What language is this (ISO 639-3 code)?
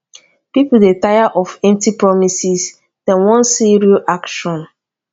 pcm